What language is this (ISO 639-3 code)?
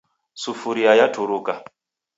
dav